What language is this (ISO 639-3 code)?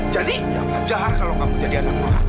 ind